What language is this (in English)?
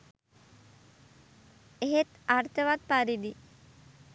Sinhala